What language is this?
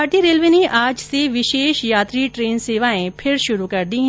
Hindi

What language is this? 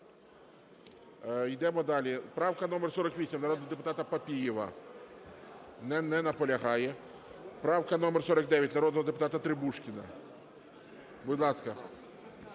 Ukrainian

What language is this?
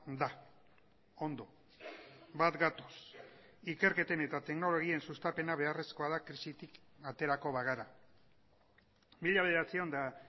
Basque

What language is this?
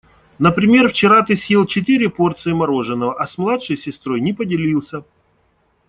Russian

